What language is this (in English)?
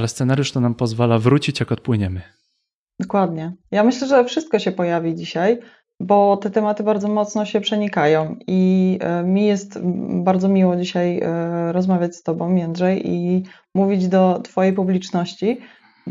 Polish